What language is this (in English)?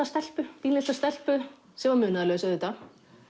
Icelandic